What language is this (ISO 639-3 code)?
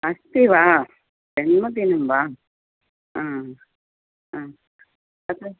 san